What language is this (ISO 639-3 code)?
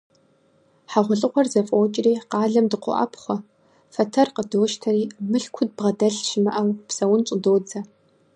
kbd